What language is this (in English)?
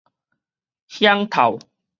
Min Nan Chinese